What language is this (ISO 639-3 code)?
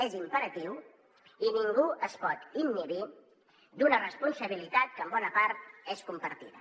cat